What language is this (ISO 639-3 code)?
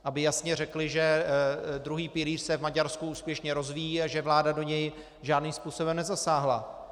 ces